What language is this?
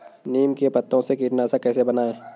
Hindi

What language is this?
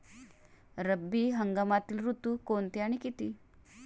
Marathi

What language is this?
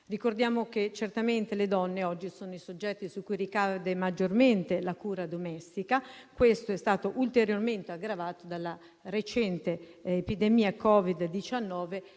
Italian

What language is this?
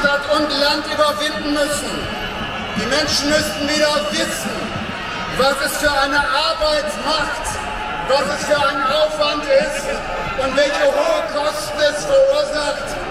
German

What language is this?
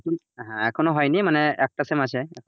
Bangla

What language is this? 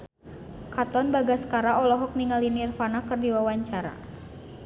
Sundanese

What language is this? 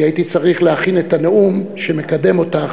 Hebrew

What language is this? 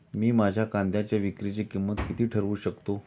Marathi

